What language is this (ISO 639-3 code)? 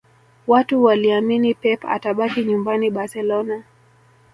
swa